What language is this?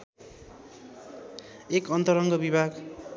Nepali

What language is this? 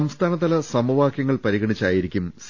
Malayalam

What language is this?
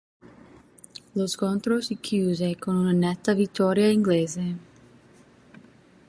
Italian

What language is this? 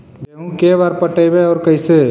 Magahi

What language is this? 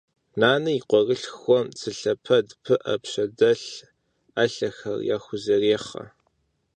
Kabardian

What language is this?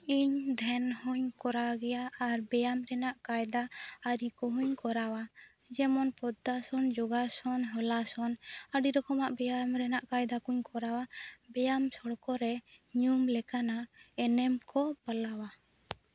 Santali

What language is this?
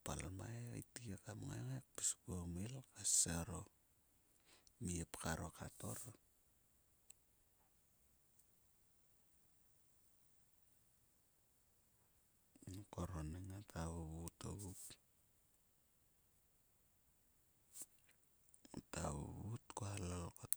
Sulka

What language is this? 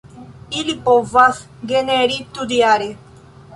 Esperanto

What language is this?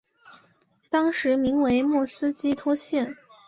Chinese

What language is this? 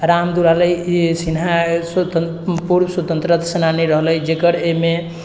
Maithili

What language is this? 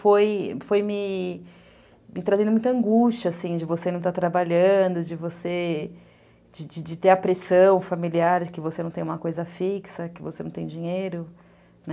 Portuguese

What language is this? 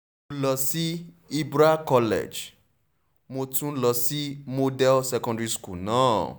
Yoruba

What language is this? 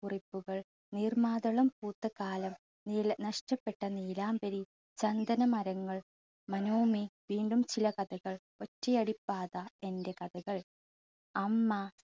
Malayalam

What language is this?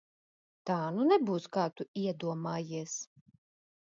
Latvian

